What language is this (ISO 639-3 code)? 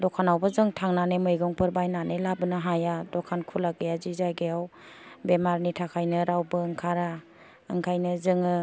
brx